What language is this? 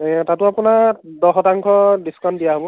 Assamese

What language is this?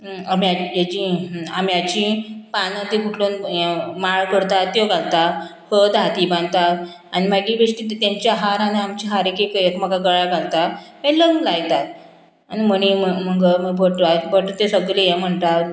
Konkani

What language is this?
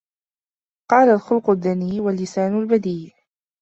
Arabic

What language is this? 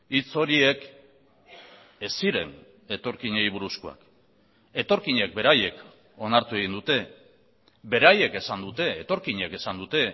Basque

